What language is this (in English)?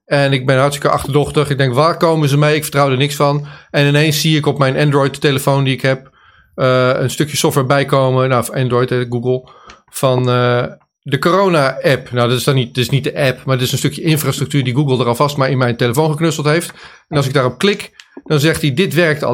Dutch